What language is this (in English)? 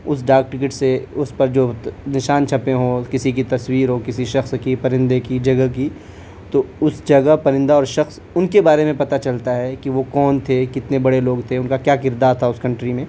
Urdu